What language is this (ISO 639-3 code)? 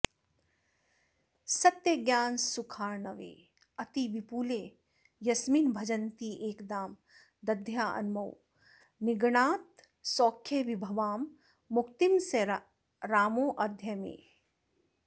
san